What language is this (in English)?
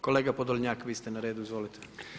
Croatian